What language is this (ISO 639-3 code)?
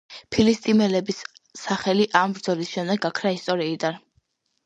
kat